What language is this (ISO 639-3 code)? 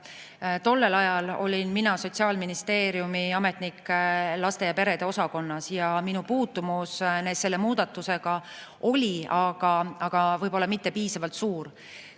est